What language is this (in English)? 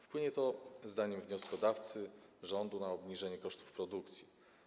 Polish